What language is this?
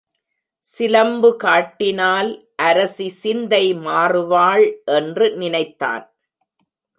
Tamil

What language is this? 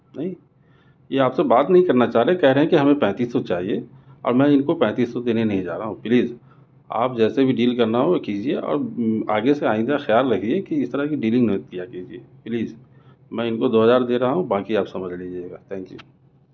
Urdu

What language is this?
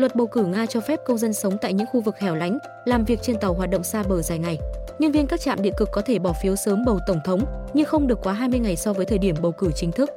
Vietnamese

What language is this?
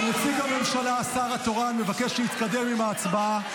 Hebrew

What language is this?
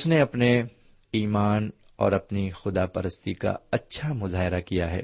Urdu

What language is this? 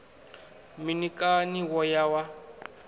Venda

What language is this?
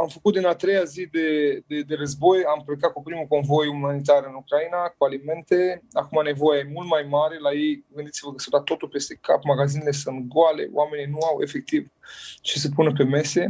Romanian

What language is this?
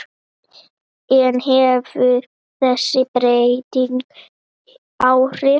Icelandic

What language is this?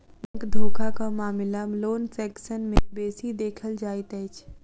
Maithili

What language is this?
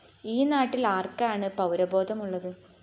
Malayalam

